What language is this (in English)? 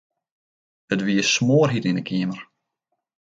Western Frisian